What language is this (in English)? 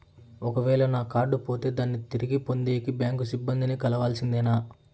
Telugu